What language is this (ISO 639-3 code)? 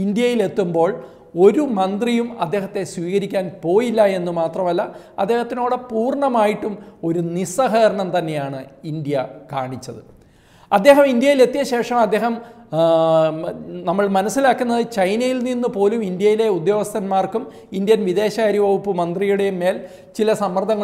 tur